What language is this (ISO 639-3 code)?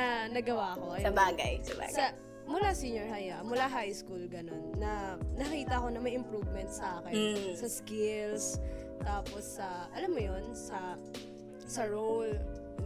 fil